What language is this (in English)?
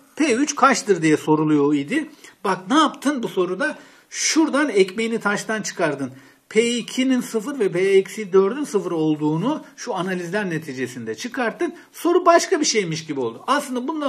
Turkish